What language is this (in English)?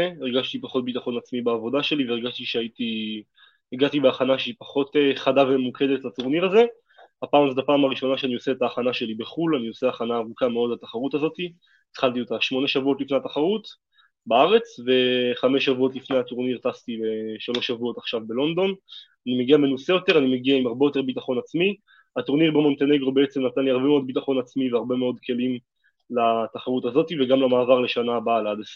Hebrew